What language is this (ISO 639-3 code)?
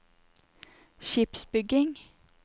nor